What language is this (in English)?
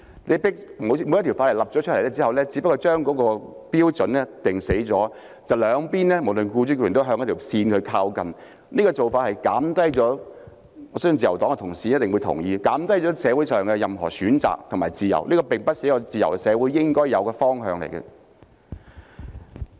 Cantonese